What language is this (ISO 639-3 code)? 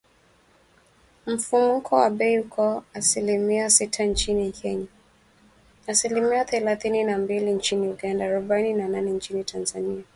swa